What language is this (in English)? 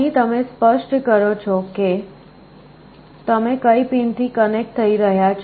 Gujarati